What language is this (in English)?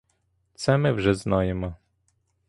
Ukrainian